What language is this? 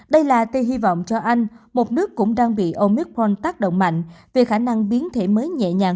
Vietnamese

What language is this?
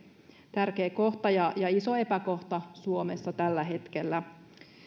Finnish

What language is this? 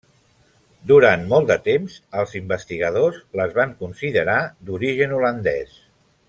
Catalan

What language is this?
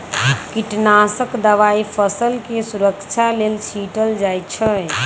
Magahi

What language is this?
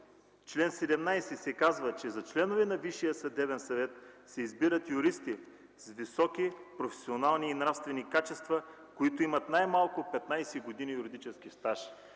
Bulgarian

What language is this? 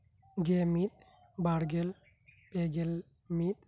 Santali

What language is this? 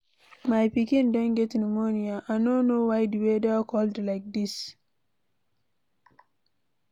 Nigerian Pidgin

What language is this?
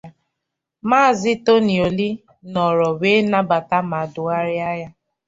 Igbo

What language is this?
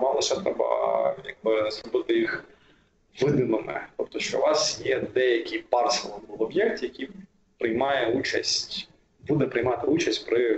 Ukrainian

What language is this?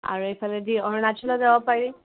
Assamese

